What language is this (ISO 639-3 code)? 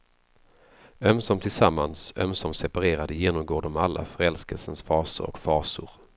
swe